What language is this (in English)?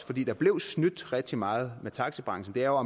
Danish